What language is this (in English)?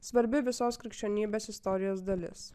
Lithuanian